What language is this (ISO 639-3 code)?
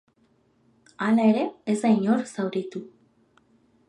eus